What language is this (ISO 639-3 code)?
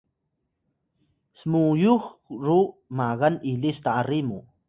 tay